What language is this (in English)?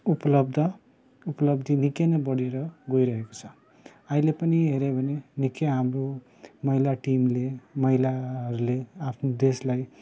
Nepali